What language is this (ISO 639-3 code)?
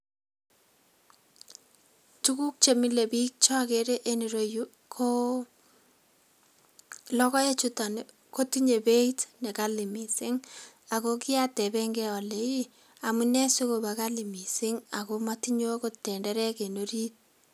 kln